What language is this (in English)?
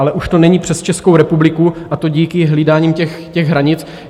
Czech